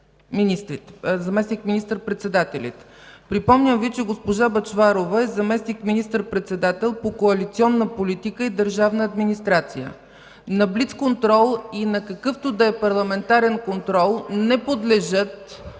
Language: Bulgarian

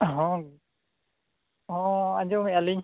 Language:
Santali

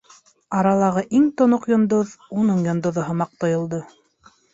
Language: Bashkir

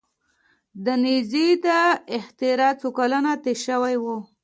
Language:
Pashto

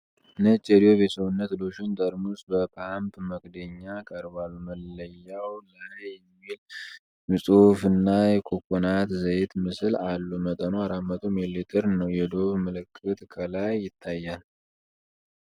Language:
Amharic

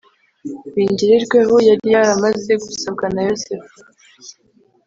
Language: Kinyarwanda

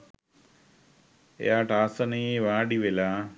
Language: Sinhala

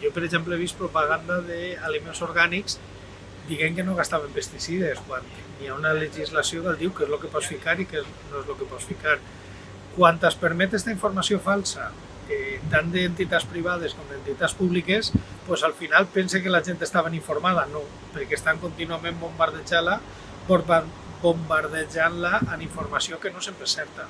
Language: Catalan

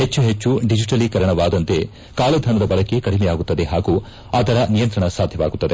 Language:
Kannada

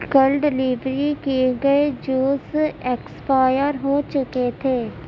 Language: Urdu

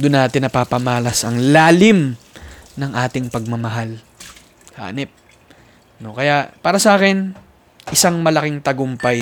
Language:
Filipino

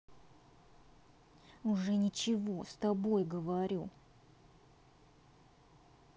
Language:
Russian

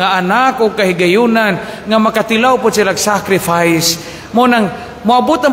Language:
Filipino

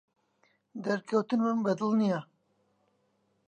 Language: Central Kurdish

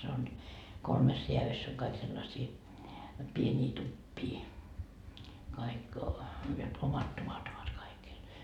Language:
Finnish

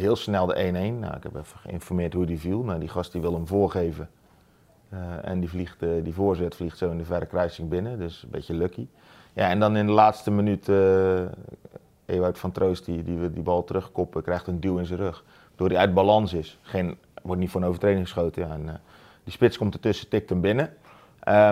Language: Dutch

